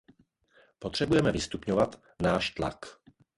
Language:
Czech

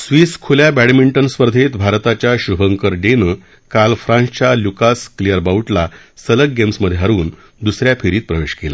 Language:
Marathi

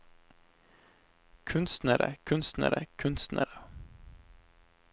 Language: Norwegian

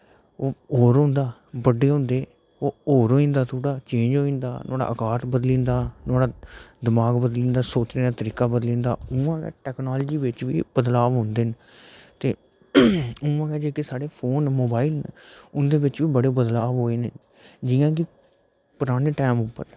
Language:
Dogri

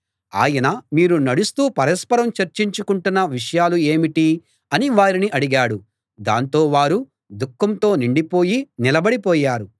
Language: Telugu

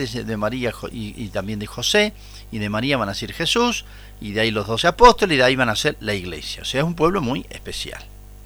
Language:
Spanish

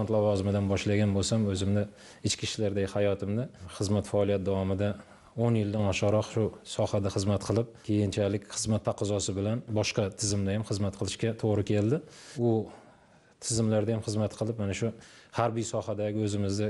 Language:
Turkish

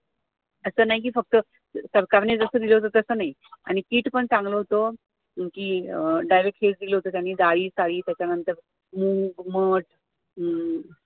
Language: Marathi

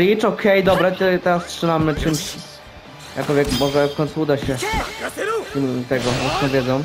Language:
Polish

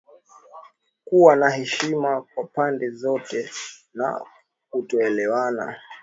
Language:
Swahili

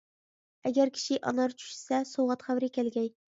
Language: Uyghur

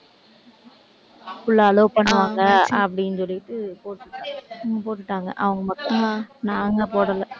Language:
Tamil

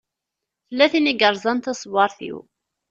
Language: Kabyle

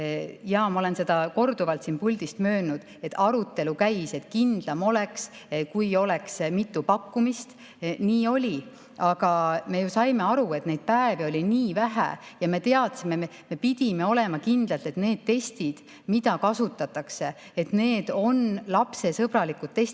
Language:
Estonian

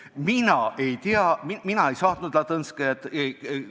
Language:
Estonian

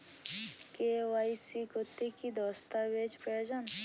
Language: Bangla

